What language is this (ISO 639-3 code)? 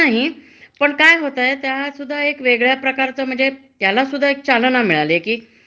mar